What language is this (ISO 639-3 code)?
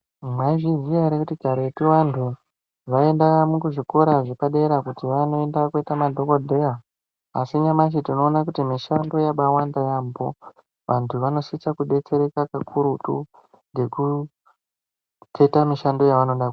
ndc